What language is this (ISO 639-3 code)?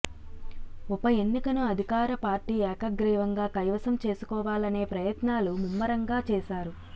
tel